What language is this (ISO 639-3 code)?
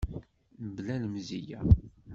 kab